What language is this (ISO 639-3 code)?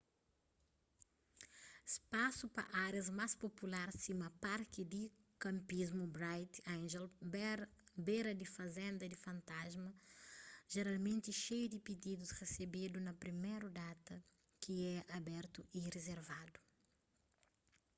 kea